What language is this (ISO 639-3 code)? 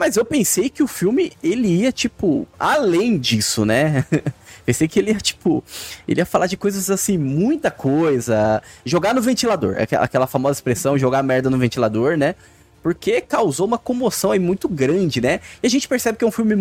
por